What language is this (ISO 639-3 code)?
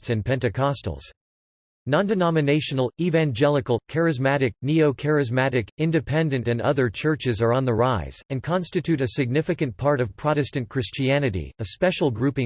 eng